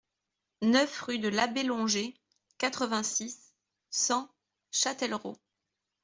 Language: French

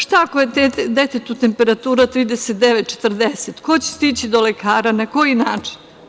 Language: Serbian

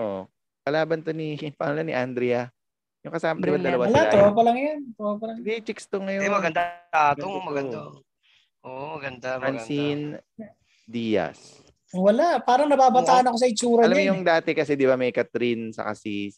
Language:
Filipino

